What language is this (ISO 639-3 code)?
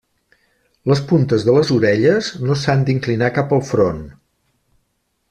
cat